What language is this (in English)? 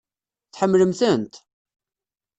Kabyle